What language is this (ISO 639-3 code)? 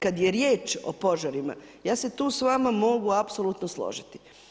hrv